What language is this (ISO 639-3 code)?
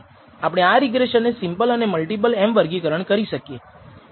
guj